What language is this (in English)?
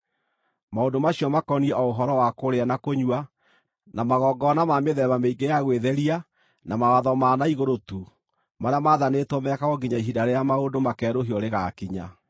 Kikuyu